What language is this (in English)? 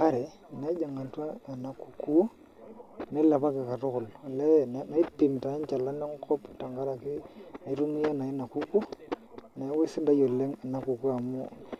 Masai